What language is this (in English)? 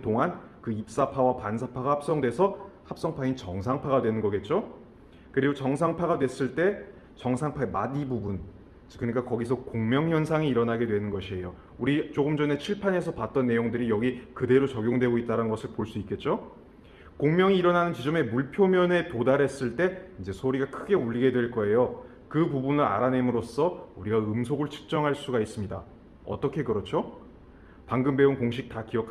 Korean